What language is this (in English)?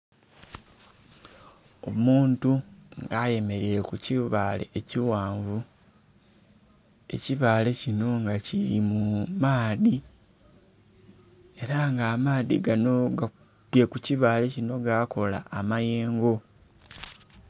Soga